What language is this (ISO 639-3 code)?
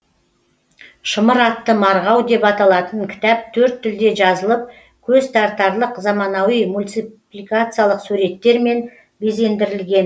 kaz